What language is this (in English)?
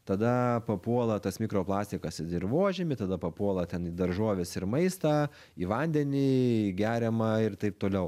Lithuanian